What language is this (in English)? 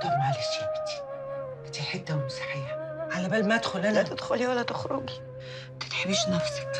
Arabic